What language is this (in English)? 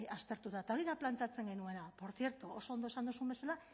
Basque